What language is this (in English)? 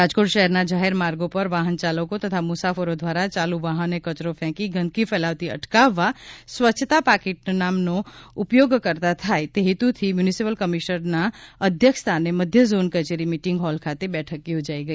Gujarati